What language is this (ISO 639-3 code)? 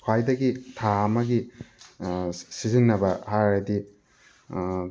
mni